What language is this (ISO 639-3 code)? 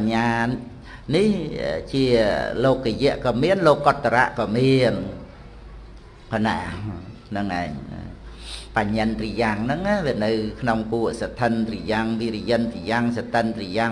vie